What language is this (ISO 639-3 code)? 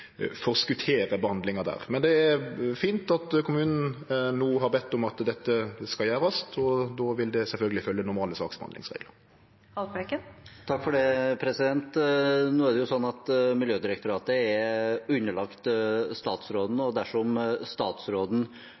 nor